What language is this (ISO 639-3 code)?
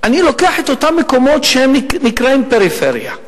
heb